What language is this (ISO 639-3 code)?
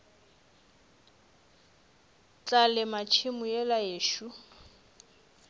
nso